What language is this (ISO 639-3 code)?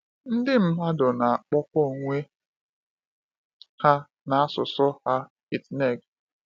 ibo